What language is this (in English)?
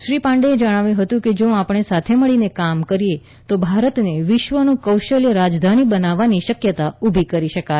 Gujarati